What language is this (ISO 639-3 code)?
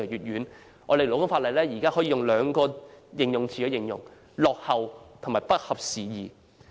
yue